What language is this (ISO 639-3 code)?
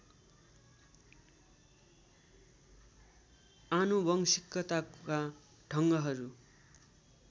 nep